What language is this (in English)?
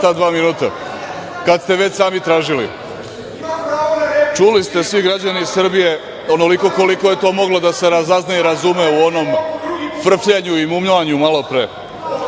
Serbian